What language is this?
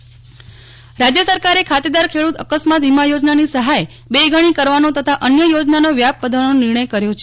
Gujarati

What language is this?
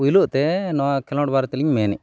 Santali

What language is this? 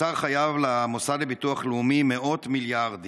Hebrew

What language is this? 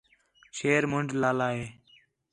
Khetrani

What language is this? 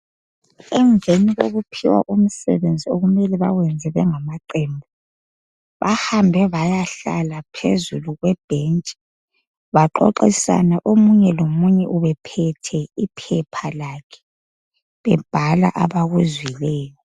North Ndebele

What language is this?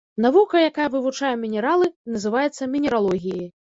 Belarusian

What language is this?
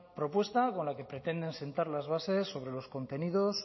Spanish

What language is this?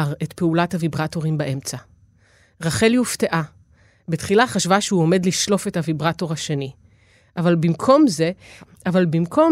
Hebrew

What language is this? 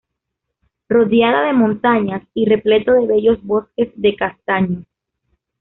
Spanish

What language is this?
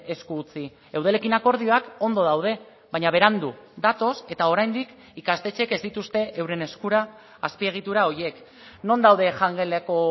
Basque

